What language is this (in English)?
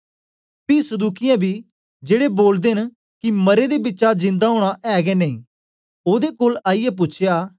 Dogri